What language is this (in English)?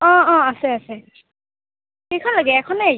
Assamese